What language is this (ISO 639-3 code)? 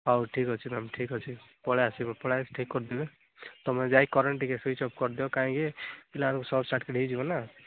ori